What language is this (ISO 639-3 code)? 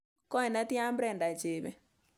kln